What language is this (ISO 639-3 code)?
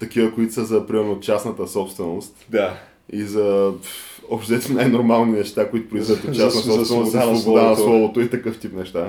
bul